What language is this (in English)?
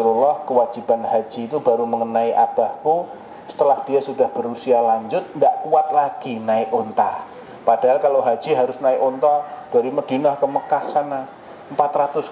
Indonesian